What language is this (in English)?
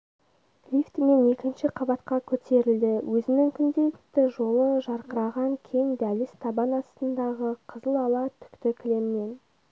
Kazakh